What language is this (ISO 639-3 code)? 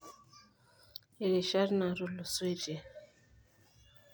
mas